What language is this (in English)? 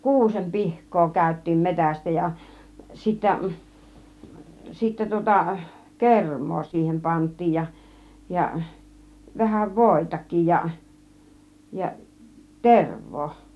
Finnish